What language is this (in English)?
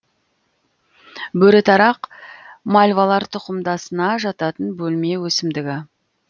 Kazakh